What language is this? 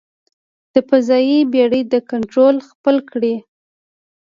Pashto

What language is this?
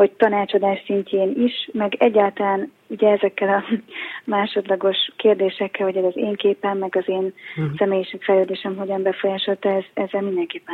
Hungarian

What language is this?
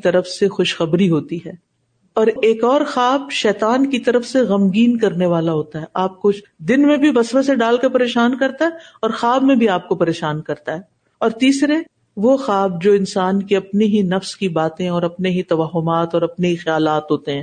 Urdu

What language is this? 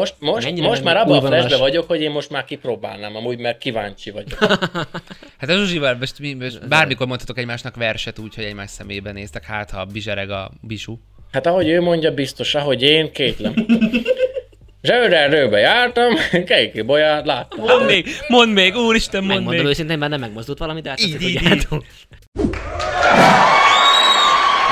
Hungarian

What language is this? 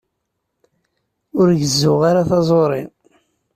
Kabyle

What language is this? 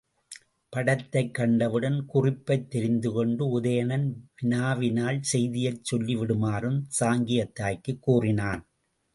Tamil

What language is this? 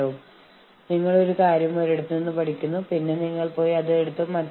Malayalam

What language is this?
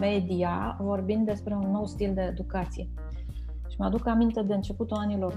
Romanian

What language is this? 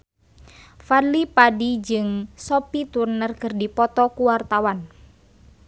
Sundanese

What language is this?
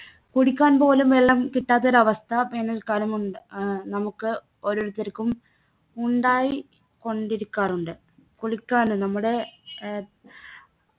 Malayalam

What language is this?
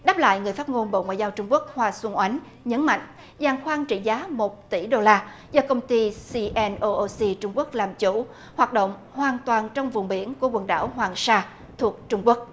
Vietnamese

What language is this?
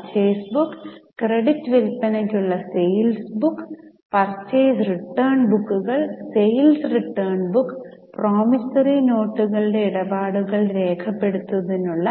Malayalam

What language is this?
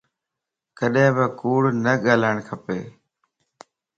Lasi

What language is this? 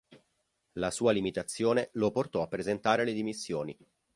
Italian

